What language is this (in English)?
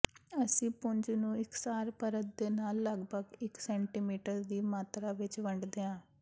Punjabi